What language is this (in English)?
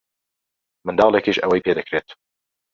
Central Kurdish